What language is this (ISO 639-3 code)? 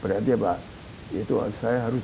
ind